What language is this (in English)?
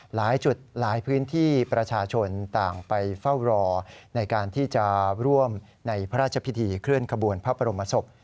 Thai